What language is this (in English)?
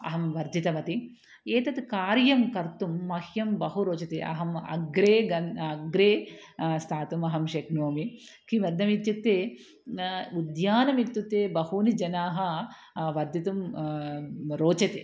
Sanskrit